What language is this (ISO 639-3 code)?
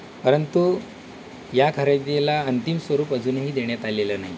mar